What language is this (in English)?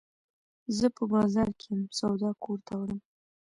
Pashto